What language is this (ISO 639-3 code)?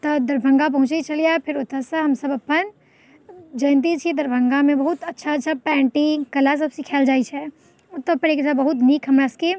mai